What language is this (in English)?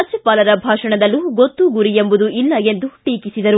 Kannada